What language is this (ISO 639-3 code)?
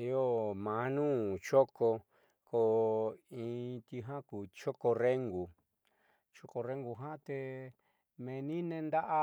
mxy